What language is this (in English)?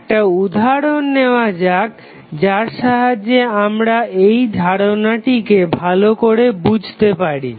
Bangla